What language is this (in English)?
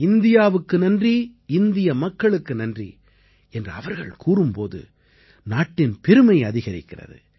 Tamil